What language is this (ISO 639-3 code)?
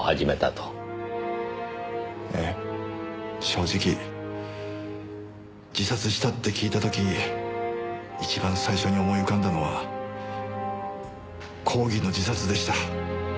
jpn